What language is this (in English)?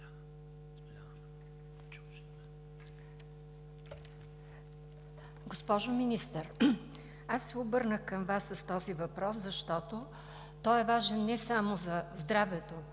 Bulgarian